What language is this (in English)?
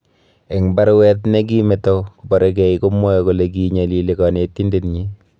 Kalenjin